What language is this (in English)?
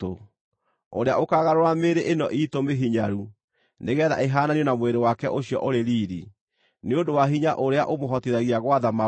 Kikuyu